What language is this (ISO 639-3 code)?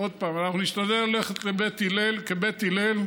heb